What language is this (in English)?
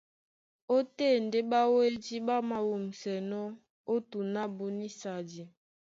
Duala